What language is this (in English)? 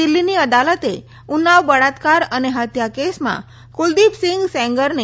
Gujarati